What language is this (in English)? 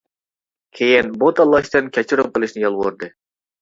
Uyghur